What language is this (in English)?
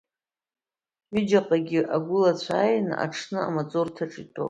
Abkhazian